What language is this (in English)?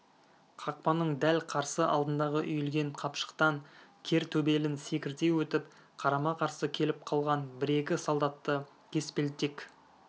Kazakh